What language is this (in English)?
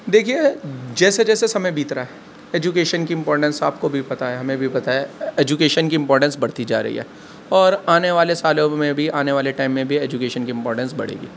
Urdu